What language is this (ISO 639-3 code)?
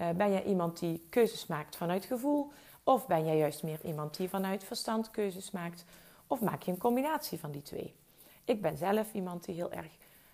nld